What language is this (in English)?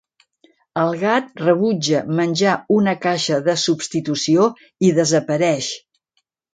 Catalan